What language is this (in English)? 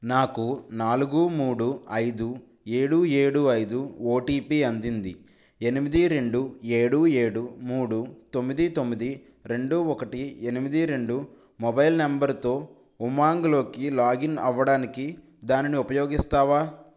Telugu